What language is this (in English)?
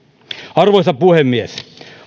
Finnish